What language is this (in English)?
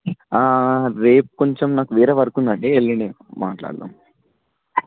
Telugu